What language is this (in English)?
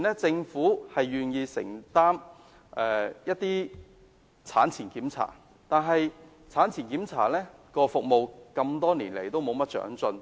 Cantonese